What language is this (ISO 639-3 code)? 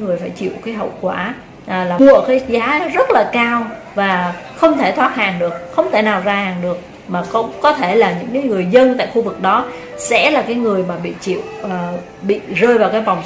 vie